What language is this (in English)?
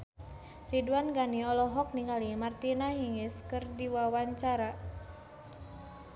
Sundanese